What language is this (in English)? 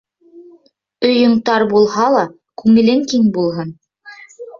Bashkir